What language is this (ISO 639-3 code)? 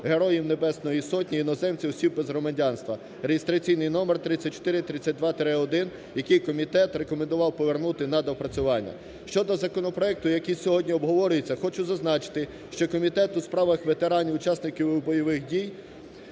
ukr